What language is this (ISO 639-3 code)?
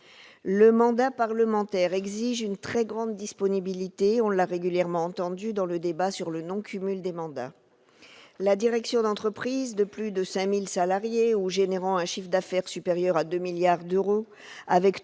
fra